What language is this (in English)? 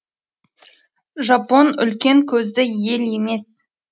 Kazakh